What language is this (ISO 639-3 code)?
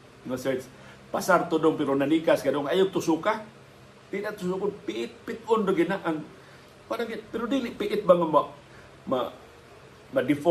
fil